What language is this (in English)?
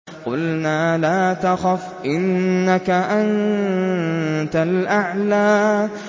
Arabic